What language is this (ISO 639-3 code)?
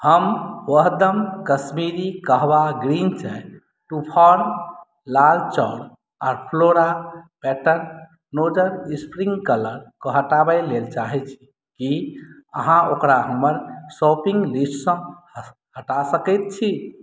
mai